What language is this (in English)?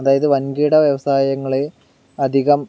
Malayalam